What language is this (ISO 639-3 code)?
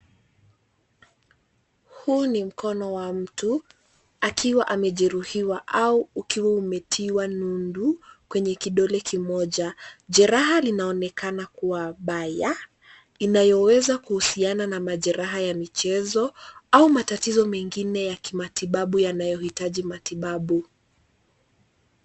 swa